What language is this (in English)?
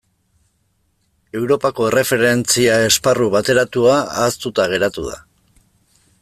Basque